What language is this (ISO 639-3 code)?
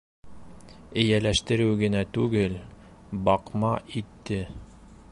bak